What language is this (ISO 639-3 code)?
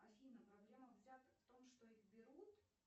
rus